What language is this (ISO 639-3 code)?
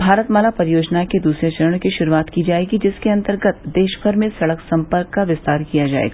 hin